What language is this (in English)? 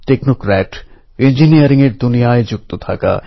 Bangla